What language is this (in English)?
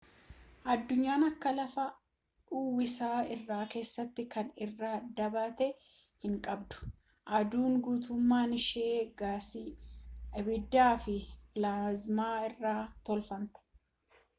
Oromo